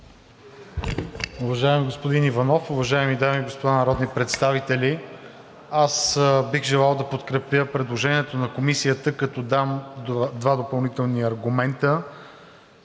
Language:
Bulgarian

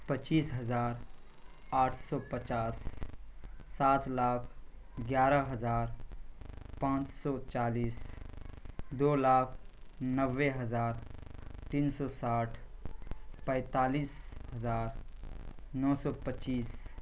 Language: Urdu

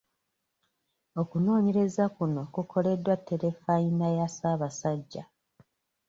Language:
Ganda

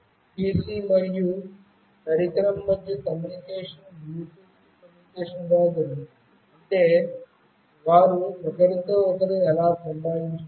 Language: Telugu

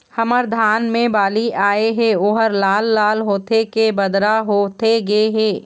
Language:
Chhattisgarhi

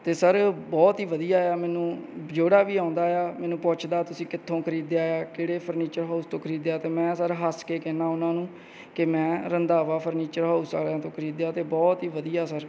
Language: Punjabi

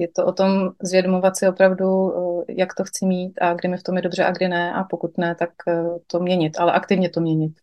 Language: Czech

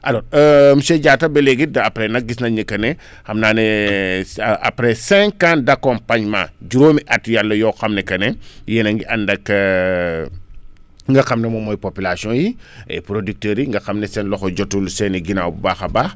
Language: Wolof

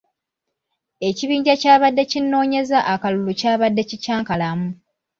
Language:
Ganda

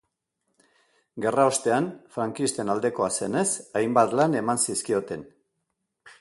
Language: Basque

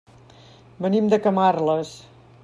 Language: Catalan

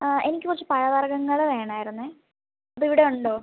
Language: Malayalam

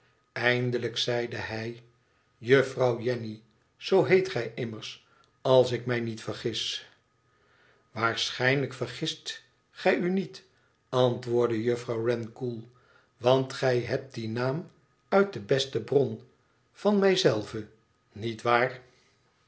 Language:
Dutch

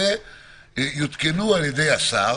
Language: Hebrew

